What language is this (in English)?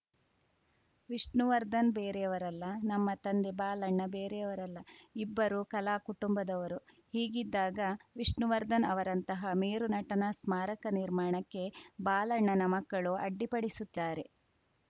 Kannada